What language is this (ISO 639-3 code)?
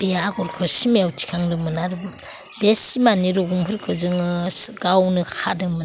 brx